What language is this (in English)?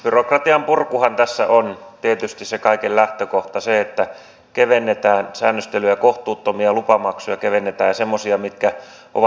Finnish